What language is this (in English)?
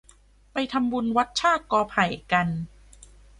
Thai